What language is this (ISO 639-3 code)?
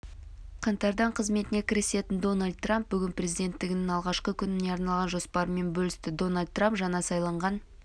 kaz